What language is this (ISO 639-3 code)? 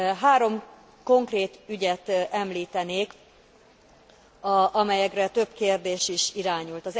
hun